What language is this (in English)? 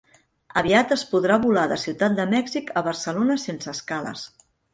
Catalan